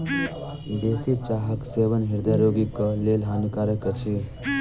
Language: Maithili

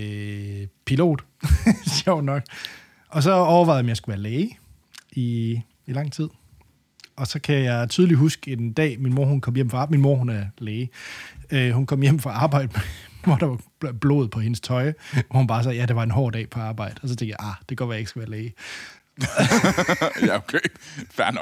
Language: Danish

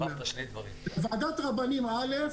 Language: Hebrew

